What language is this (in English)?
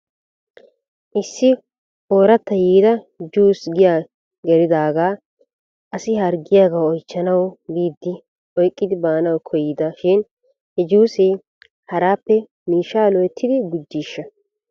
Wolaytta